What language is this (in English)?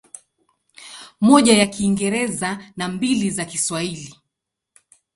Swahili